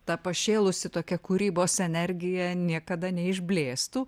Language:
Lithuanian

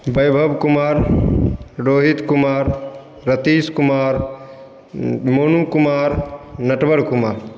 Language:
Hindi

